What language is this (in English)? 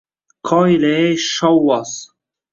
Uzbek